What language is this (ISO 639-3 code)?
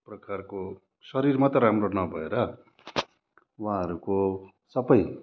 nep